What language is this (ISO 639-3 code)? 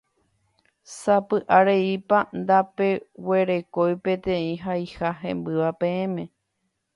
grn